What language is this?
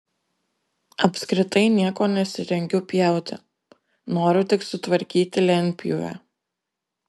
Lithuanian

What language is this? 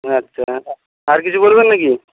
Bangla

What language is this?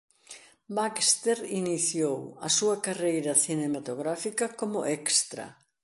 Galician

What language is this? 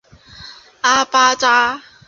Chinese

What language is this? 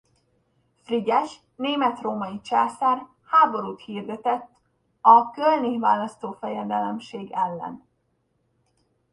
Hungarian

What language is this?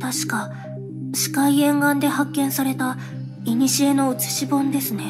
Japanese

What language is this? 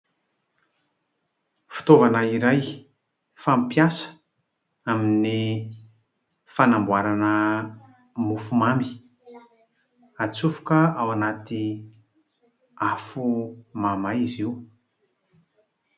Malagasy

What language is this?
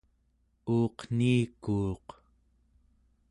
Central Yupik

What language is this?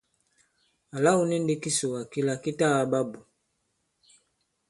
Bankon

